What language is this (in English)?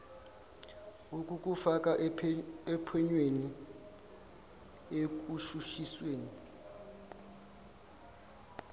Zulu